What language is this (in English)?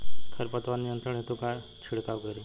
Bhojpuri